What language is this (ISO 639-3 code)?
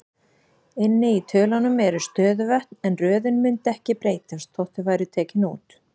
isl